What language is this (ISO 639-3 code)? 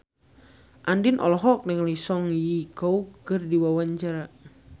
sun